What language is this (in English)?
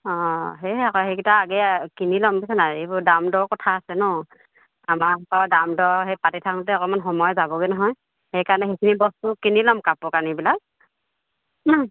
Assamese